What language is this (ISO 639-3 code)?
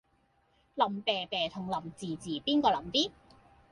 yue